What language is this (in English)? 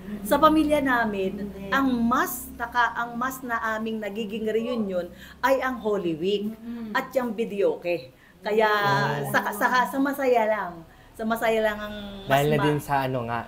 Filipino